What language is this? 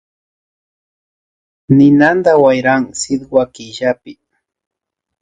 Imbabura Highland Quichua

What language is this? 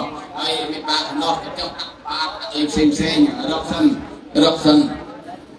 Thai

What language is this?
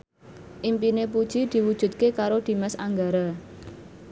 Javanese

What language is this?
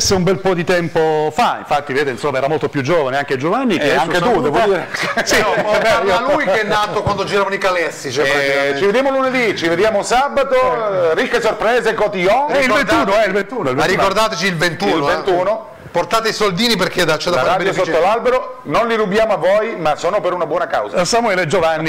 Italian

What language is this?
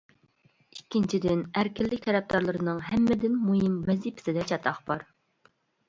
Uyghur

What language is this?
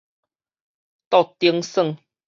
Min Nan Chinese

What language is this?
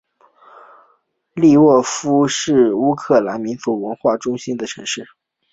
Chinese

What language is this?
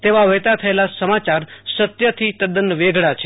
Gujarati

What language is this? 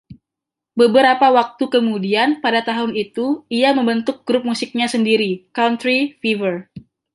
Indonesian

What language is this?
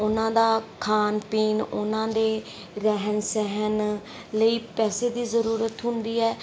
Punjabi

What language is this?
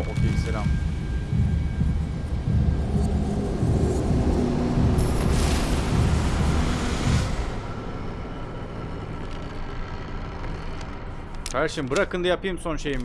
Turkish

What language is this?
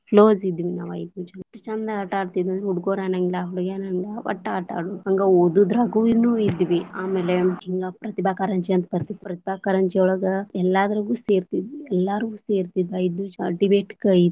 Kannada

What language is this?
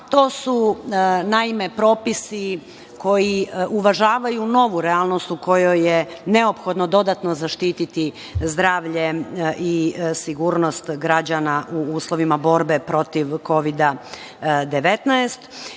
Serbian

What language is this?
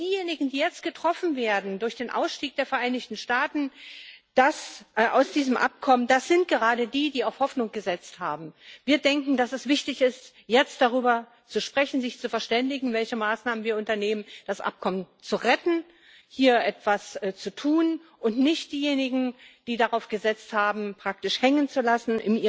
German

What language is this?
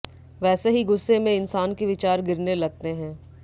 Hindi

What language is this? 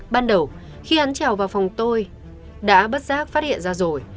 Vietnamese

